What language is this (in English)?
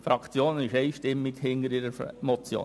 Swiss German